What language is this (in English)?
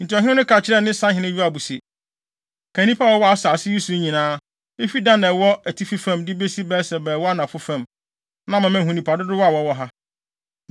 Akan